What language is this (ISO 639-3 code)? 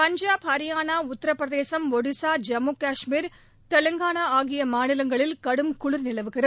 tam